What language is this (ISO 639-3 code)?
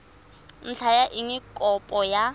tsn